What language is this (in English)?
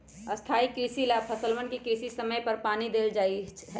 Magahi